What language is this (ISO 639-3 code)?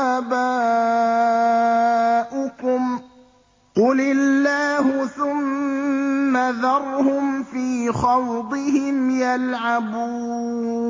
ara